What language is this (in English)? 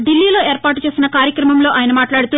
Telugu